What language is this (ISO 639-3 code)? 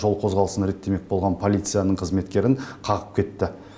kaz